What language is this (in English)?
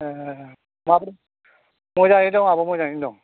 Bodo